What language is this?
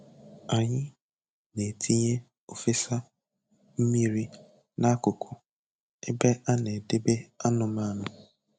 Igbo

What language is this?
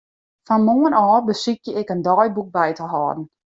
Western Frisian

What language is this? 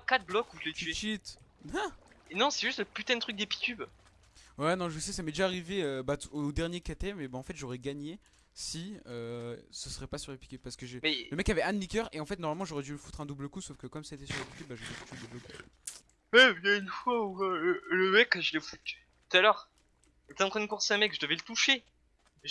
French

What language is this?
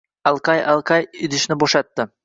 Uzbek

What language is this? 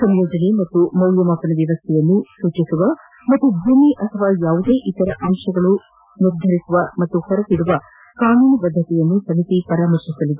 Kannada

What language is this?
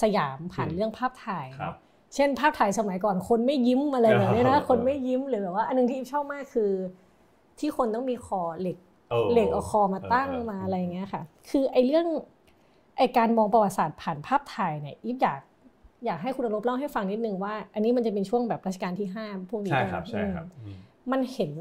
Thai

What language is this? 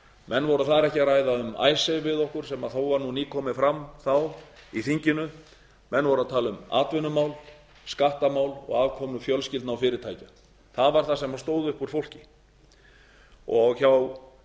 Icelandic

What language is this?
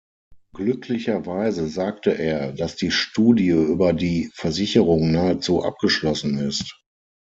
German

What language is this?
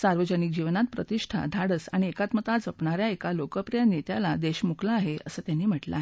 Marathi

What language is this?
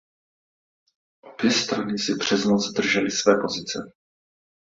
Czech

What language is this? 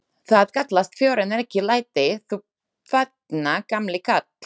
Icelandic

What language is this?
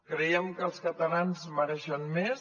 Catalan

